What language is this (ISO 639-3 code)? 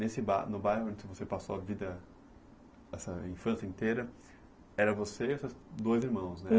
por